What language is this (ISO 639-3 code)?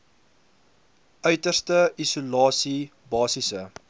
afr